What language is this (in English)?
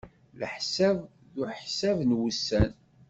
Kabyle